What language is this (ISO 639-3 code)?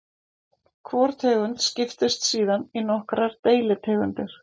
isl